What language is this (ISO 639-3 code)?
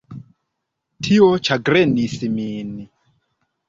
epo